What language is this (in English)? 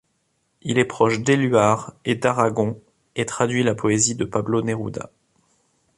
French